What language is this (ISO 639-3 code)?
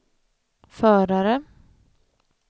swe